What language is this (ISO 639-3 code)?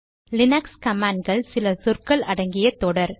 tam